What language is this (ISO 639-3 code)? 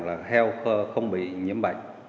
vie